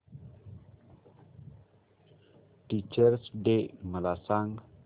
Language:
Marathi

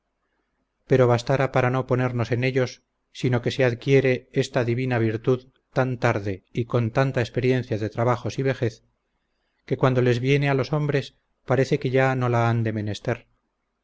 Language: Spanish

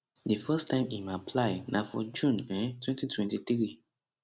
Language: Nigerian Pidgin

